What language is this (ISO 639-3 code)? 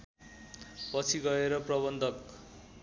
nep